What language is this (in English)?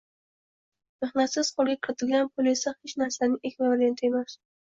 Uzbek